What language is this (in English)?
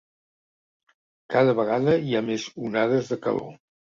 Catalan